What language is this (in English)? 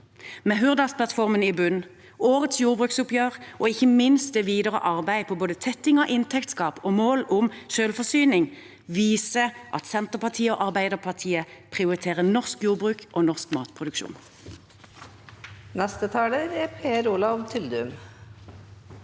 Norwegian